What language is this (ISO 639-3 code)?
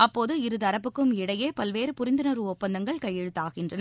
tam